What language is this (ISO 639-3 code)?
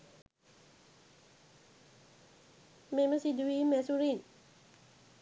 sin